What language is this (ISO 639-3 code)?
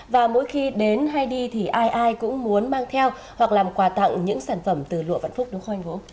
vie